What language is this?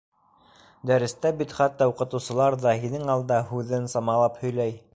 Bashkir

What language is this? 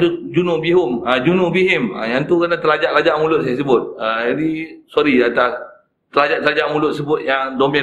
Malay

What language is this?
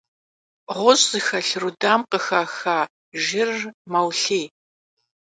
Kabardian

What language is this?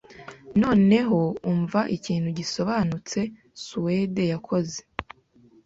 Kinyarwanda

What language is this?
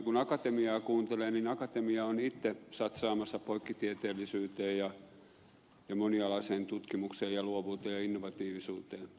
Finnish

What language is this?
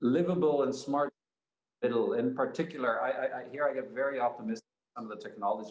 Indonesian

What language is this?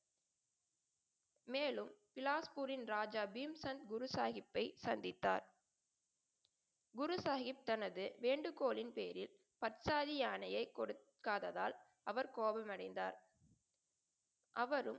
Tamil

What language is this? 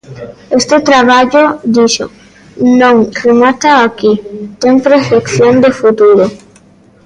Galician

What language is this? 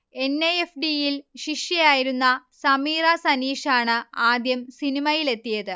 Malayalam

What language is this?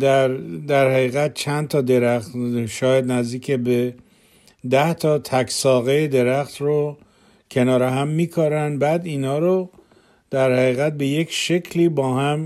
Persian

